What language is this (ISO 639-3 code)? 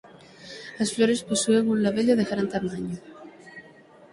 glg